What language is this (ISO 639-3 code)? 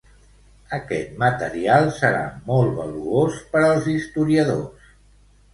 cat